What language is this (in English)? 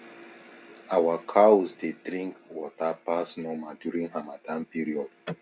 Nigerian Pidgin